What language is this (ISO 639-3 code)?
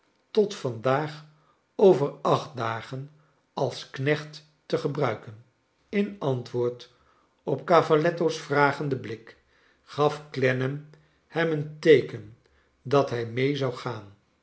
nld